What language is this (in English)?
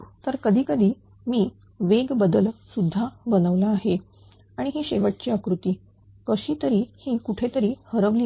Marathi